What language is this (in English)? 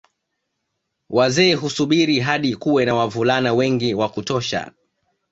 Swahili